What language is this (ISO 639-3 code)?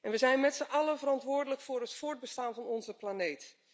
nld